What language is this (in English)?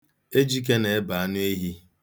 Igbo